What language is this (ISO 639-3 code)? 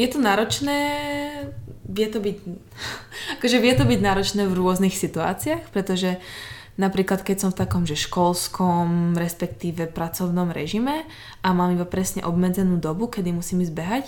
slk